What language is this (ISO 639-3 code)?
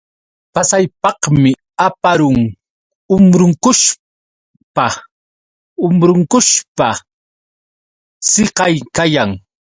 qux